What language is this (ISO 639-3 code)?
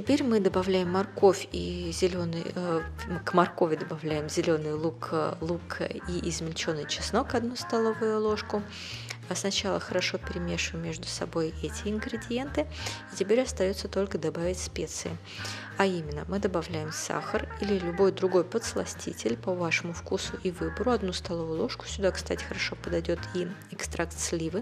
rus